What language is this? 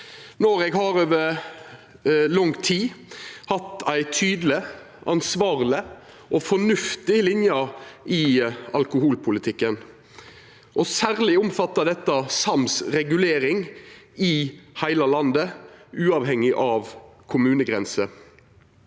Norwegian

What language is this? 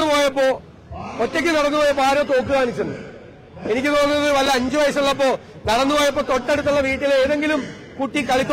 Malayalam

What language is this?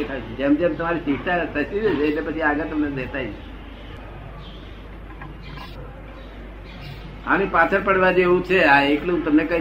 Gujarati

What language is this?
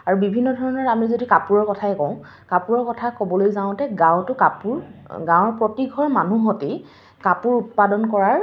Assamese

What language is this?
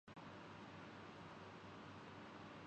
Urdu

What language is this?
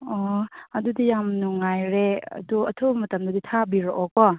Manipuri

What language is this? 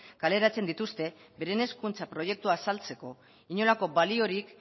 Basque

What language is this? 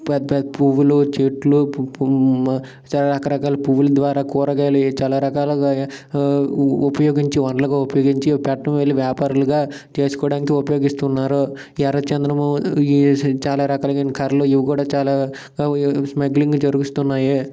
Telugu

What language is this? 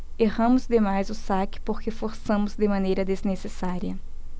Portuguese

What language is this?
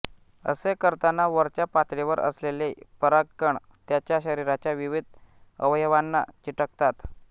Marathi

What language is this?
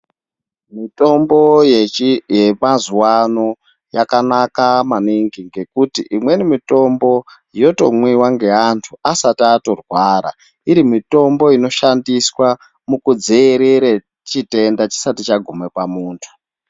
Ndau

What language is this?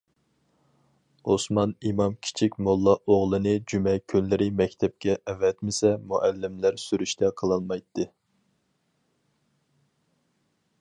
Uyghur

